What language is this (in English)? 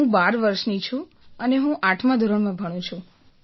Gujarati